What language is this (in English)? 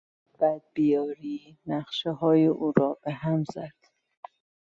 Persian